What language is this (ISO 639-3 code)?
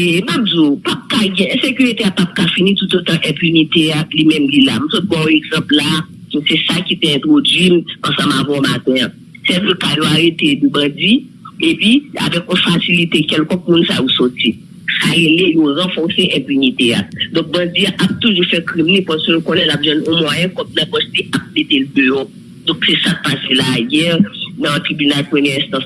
fra